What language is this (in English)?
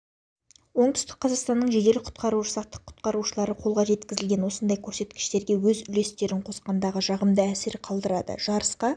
Kazakh